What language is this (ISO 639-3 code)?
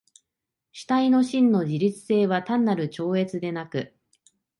jpn